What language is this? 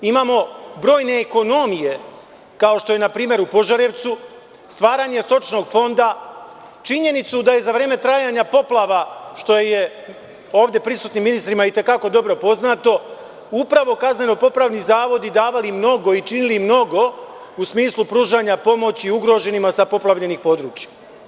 Serbian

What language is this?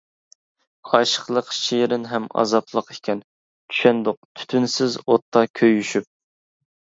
Uyghur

